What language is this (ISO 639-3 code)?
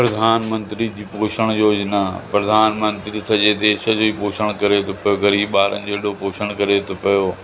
snd